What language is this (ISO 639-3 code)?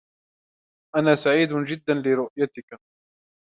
ara